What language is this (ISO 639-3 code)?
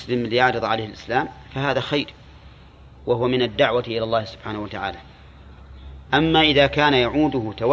ara